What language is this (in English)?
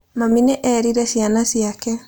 Kikuyu